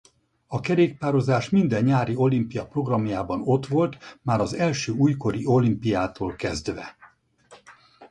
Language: Hungarian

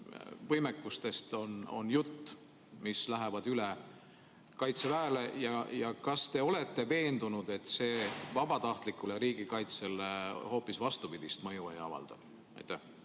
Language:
Estonian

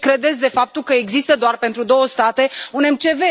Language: Romanian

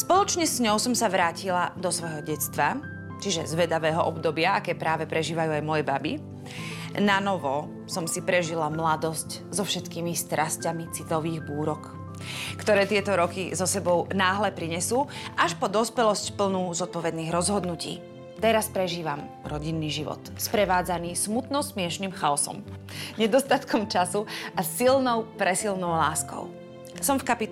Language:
Slovak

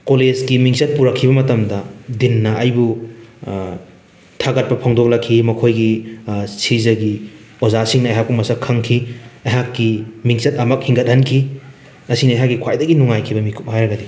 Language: Manipuri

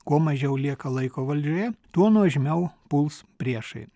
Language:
Lithuanian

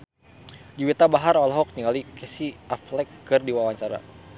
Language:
Sundanese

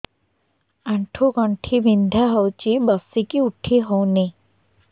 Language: Odia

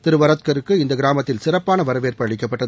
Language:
Tamil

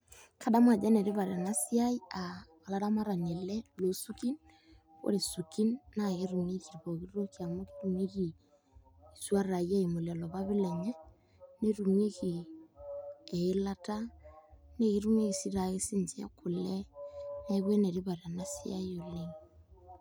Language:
Masai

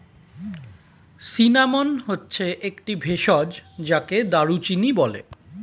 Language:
Bangla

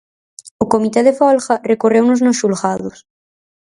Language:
Galician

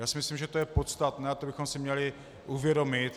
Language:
Czech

